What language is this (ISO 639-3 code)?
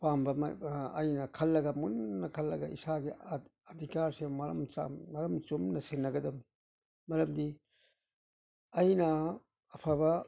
mni